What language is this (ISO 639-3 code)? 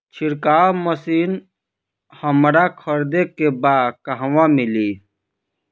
bho